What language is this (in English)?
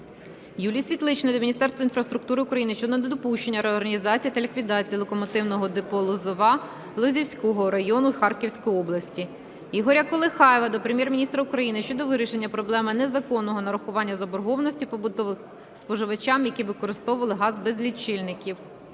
Ukrainian